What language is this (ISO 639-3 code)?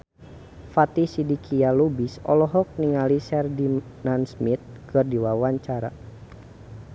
sun